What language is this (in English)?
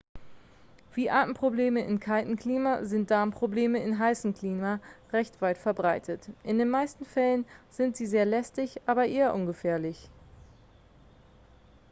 German